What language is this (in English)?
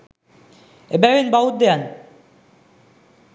Sinhala